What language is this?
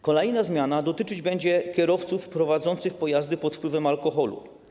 Polish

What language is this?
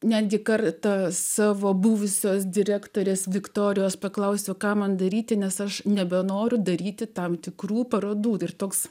Lithuanian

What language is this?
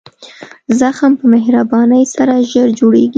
Pashto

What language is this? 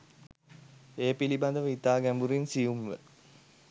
Sinhala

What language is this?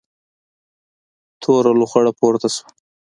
Pashto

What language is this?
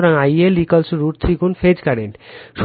Bangla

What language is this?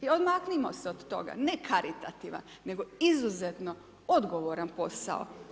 Croatian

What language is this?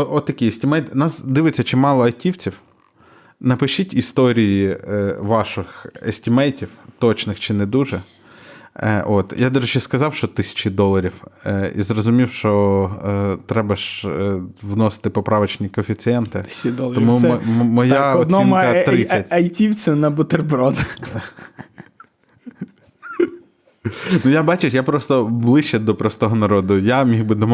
Ukrainian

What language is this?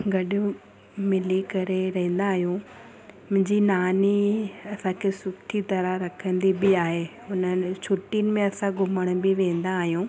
Sindhi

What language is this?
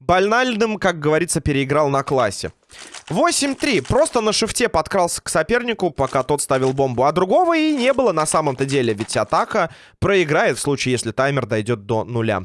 Russian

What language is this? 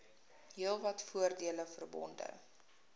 Afrikaans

